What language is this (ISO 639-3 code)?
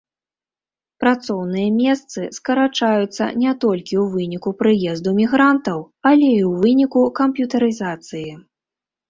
bel